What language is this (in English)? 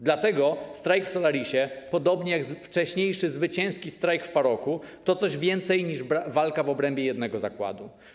Polish